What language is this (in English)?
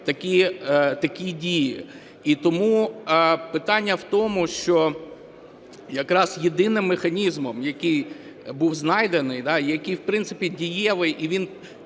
Ukrainian